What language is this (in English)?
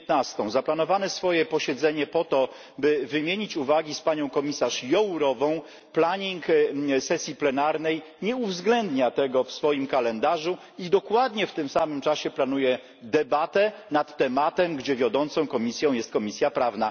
Polish